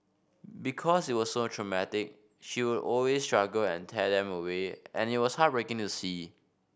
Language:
English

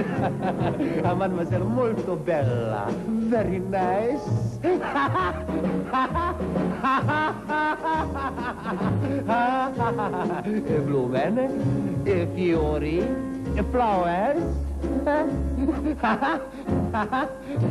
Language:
Hungarian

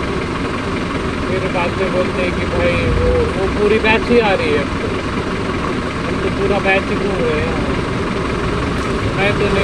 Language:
Marathi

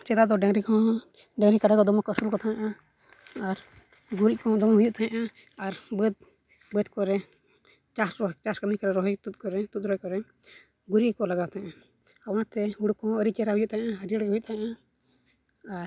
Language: Santali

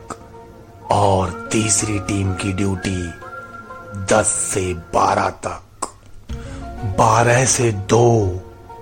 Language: Hindi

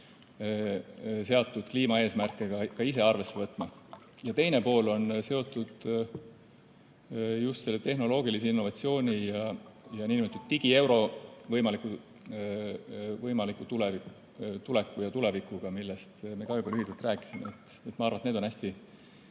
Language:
Estonian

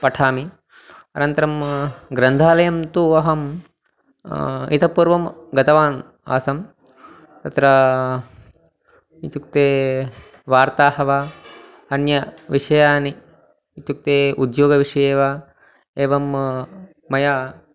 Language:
Sanskrit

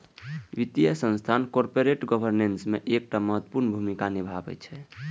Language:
Maithili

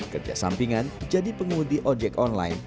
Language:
Indonesian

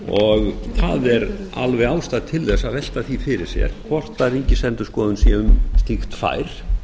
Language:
Icelandic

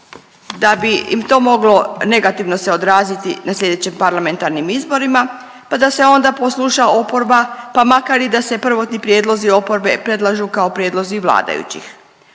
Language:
Croatian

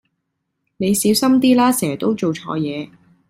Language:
Cantonese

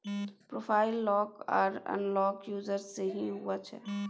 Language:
Maithili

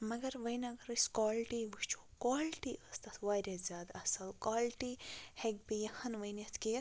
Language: Kashmiri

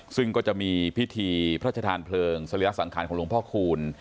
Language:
Thai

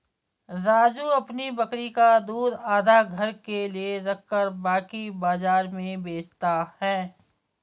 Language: Hindi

